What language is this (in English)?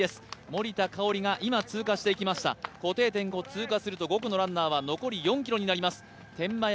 Japanese